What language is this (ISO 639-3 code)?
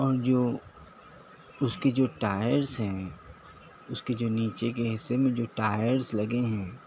urd